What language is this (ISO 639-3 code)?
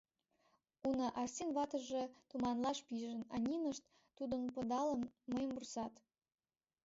chm